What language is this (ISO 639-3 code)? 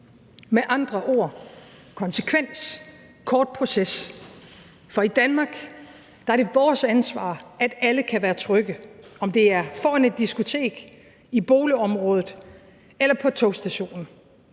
dan